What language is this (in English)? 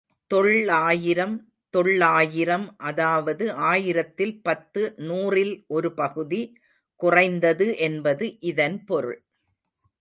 Tamil